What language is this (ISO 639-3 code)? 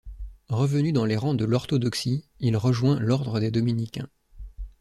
fra